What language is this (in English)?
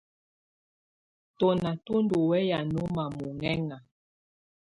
Tunen